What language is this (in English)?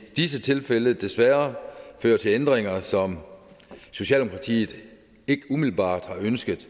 Danish